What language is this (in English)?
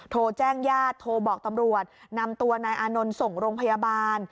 Thai